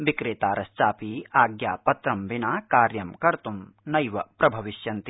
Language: Sanskrit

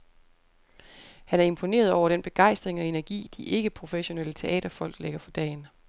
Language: Danish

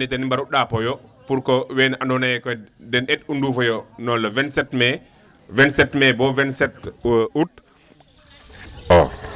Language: Wolof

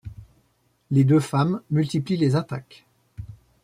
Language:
French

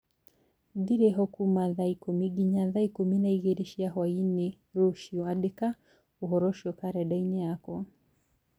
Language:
Kikuyu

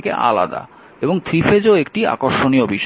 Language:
Bangla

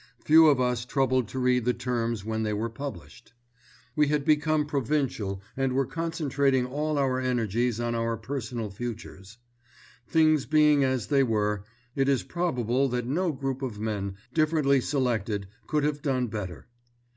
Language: English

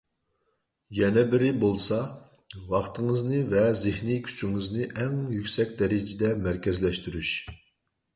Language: Uyghur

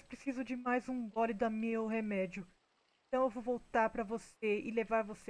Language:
Portuguese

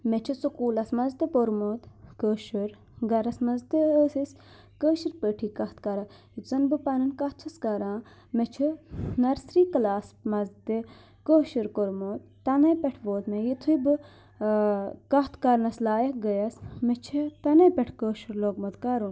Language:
Kashmiri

